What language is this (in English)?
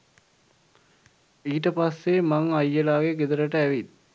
Sinhala